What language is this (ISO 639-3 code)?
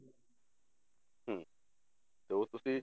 pan